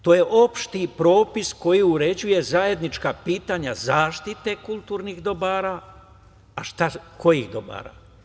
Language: Serbian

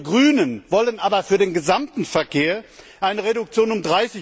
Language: German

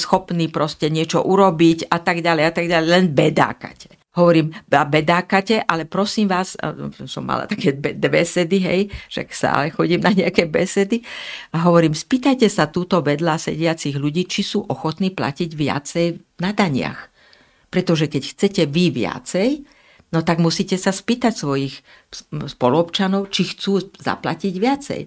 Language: Slovak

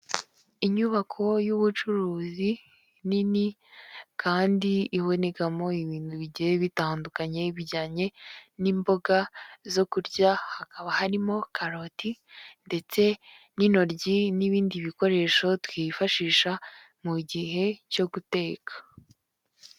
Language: Kinyarwanda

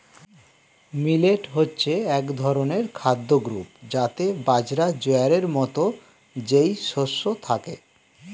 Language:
Bangla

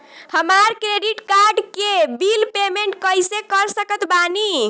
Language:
Bhojpuri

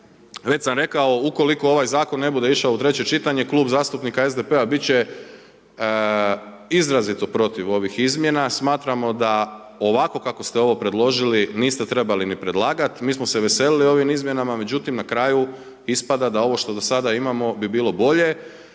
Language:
Croatian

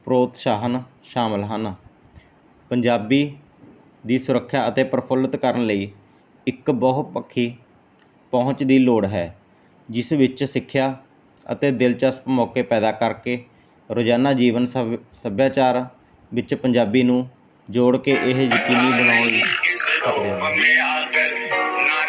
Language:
Punjabi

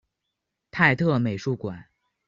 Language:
Chinese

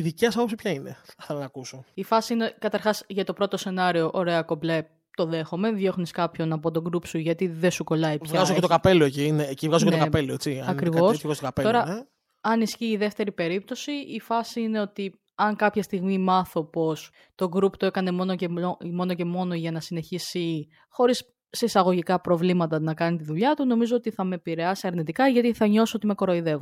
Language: Greek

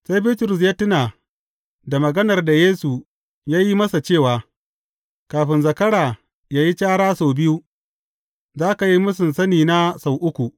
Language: Hausa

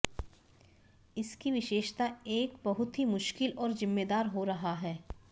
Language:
Hindi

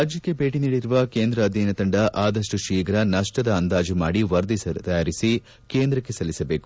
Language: Kannada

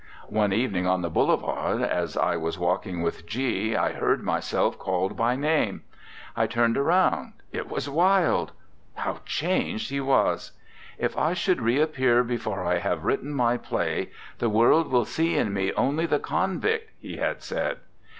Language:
English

